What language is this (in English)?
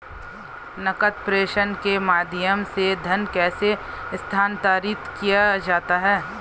Hindi